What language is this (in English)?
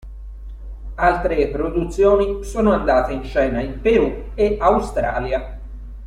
Italian